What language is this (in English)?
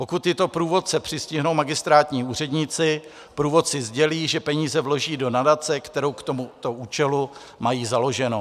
Czech